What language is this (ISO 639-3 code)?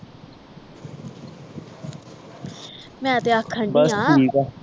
pan